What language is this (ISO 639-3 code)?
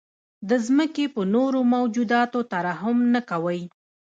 pus